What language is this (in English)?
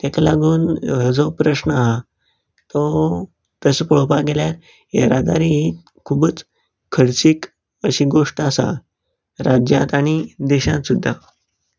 Konkani